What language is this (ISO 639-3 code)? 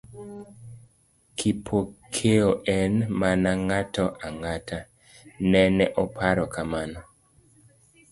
luo